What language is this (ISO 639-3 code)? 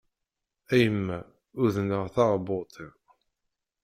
kab